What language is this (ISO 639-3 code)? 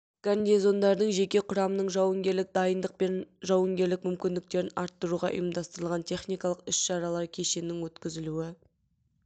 kaz